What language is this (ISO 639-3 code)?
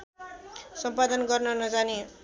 nep